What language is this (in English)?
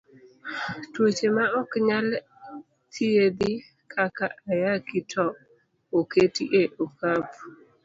Luo (Kenya and Tanzania)